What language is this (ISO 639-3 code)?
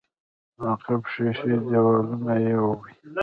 pus